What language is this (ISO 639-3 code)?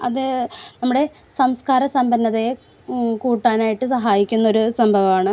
mal